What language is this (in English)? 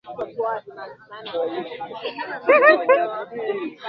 Swahili